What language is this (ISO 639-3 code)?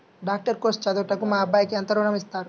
tel